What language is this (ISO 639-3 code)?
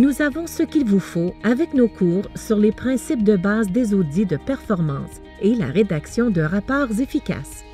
fra